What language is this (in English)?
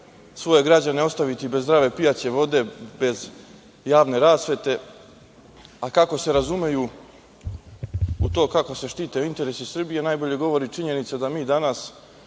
Serbian